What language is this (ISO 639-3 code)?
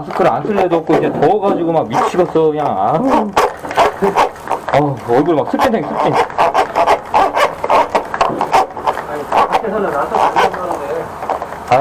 kor